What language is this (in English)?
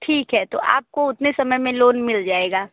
Hindi